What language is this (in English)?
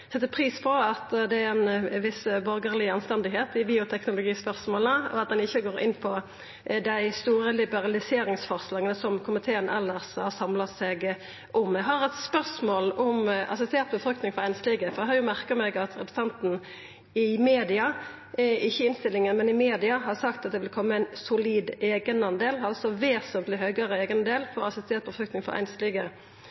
Norwegian Nynorsk